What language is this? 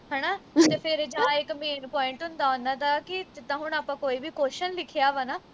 Punjabi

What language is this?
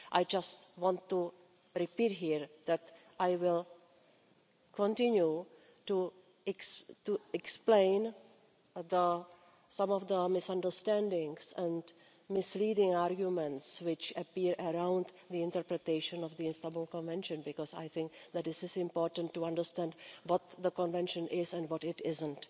English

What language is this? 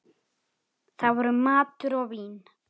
Icelandic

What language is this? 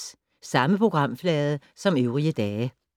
Danish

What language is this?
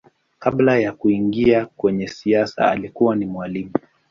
Swahili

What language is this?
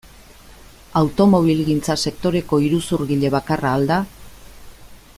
Basque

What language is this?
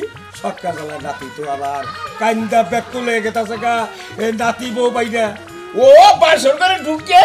Arabic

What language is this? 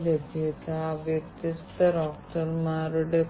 Malayalam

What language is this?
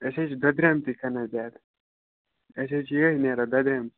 Kashmiri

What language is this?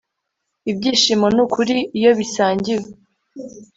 Kinyarwanda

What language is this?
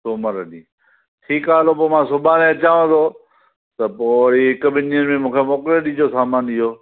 Sindhi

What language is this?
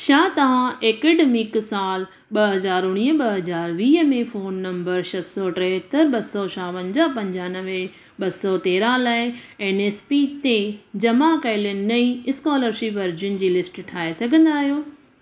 Sindhi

